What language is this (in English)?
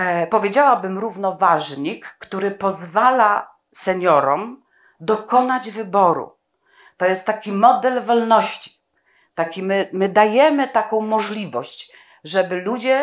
Polish